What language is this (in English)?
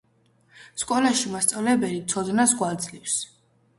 Georgian